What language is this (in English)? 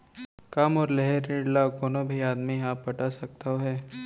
Chhattisgarhi